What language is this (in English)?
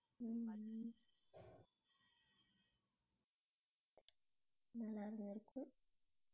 Tamil